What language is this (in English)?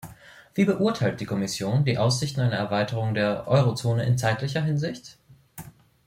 German